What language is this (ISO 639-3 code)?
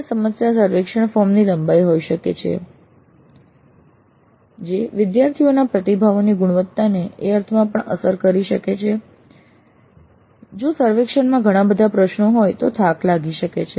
guj